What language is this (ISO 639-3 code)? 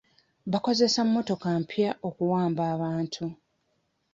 lug